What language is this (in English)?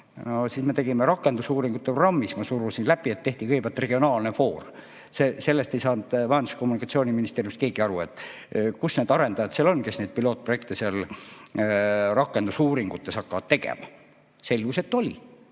Estonian